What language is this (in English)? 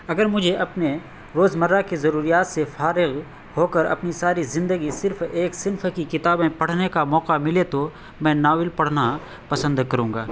Urdu